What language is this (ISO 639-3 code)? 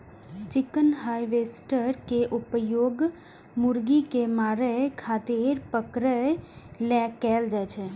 mai